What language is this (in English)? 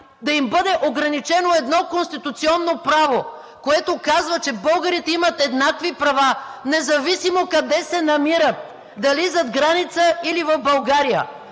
Bulgarian